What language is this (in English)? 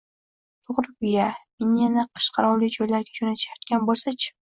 Uzbek